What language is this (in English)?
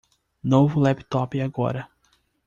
Portuguese